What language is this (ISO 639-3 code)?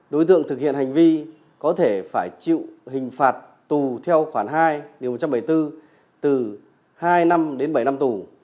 vie